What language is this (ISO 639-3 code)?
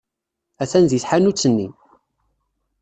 kab